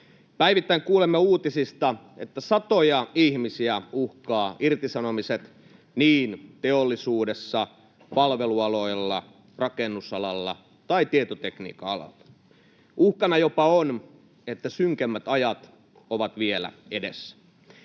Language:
Finnish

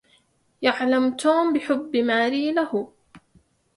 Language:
Arabic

